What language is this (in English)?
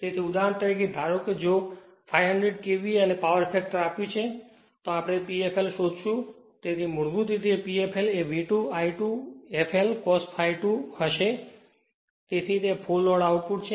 Gujarati